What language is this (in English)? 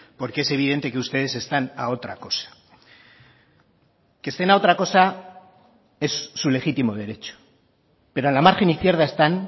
Spanish